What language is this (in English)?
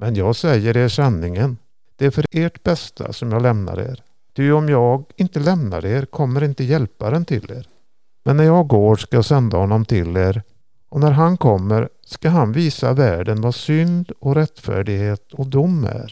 Swedish